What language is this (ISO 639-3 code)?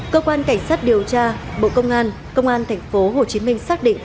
vie